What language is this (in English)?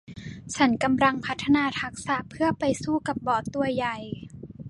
Thai